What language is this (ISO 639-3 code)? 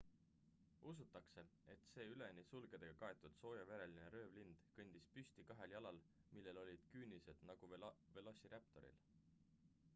est